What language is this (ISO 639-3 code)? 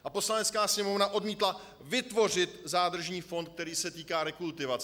ces